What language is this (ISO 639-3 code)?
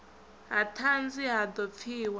ven